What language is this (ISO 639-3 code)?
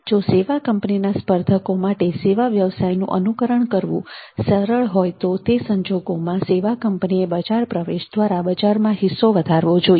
guj